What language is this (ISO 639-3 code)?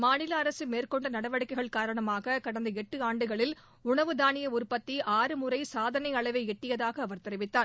tam